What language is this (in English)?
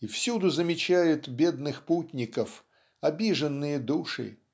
Russian